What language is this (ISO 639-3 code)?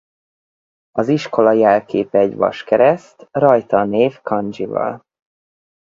hun